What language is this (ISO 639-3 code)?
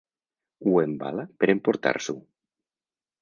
cat